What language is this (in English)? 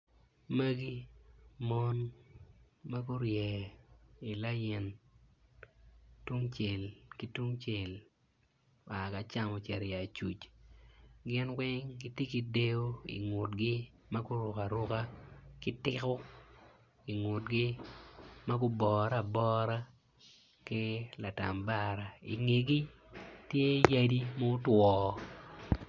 Acoli